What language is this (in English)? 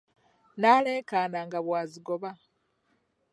Ganda